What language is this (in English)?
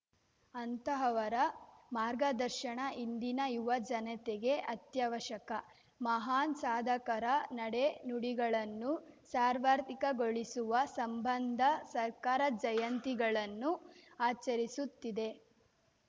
Kannada